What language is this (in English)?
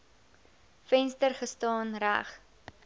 Afrikaans